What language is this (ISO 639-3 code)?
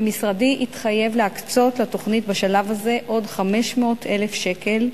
heb